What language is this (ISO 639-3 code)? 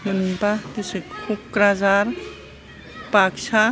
brx